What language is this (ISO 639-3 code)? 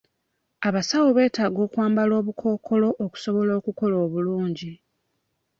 lug